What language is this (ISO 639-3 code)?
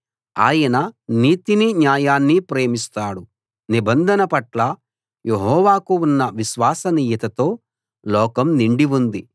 tel